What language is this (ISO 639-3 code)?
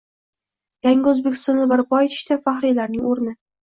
uzb